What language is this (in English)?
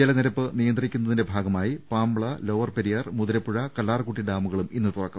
Malayalam